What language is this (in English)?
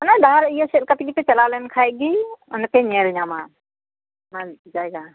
Santali